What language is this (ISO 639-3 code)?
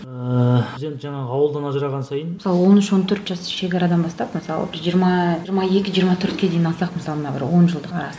kaz